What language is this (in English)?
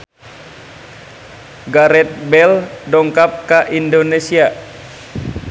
Sundanese